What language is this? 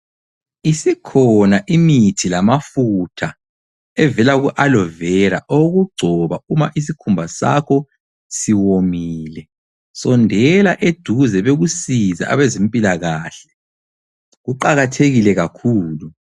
North Ndebele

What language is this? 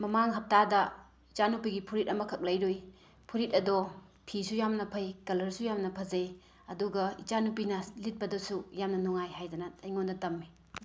Manipuri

